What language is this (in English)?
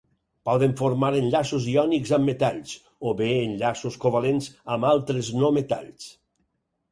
Catalan